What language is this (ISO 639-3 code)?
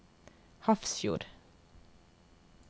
nor